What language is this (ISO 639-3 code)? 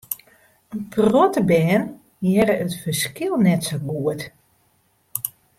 fry